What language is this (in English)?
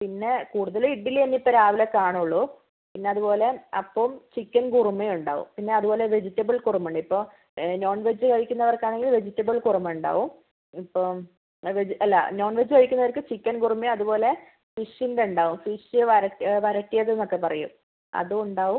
Malayalam